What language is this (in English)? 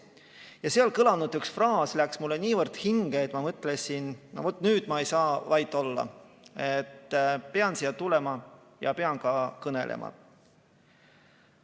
Estonian